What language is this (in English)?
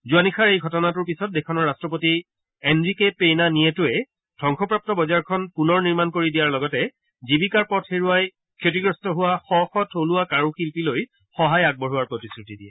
Assamese